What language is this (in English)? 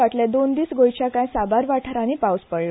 Konkani